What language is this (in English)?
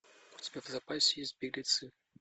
Russian